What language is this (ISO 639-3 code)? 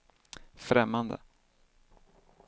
swe